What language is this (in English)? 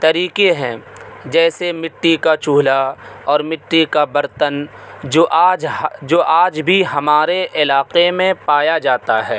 Urdu